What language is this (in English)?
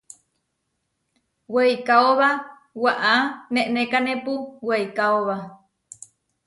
Huarijio